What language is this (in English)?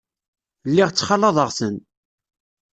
Kabyle